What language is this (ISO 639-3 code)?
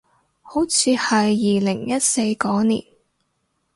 yue